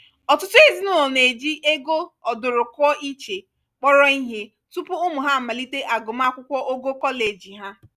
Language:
Igbo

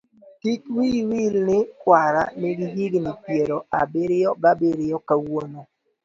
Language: Luo (Kenya and Tanzania)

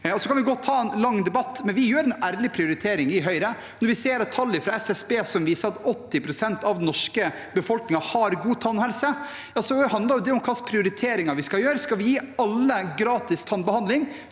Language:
Norwegian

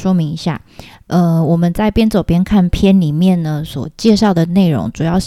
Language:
Chinese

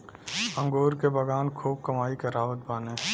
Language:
Bhojpuri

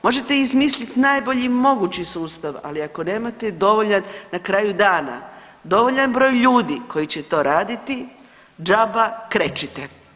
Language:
Croatian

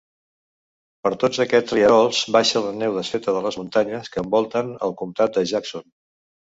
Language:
Catalan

